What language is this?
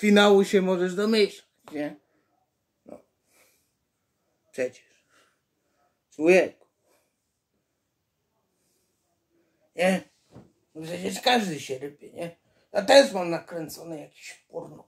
Polish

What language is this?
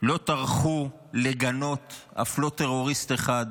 Hebrew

